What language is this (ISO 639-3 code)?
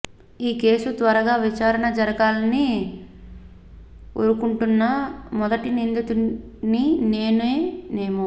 tel